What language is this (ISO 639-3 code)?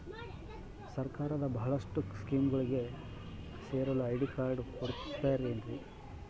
kan